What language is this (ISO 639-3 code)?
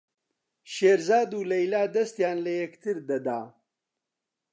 ckb